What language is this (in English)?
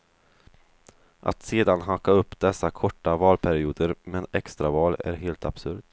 Swedish